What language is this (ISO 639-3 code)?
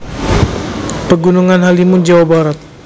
jav